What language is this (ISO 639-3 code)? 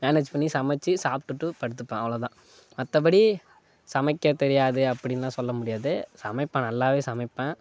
tam